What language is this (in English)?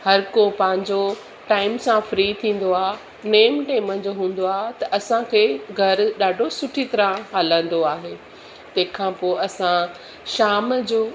Sindhi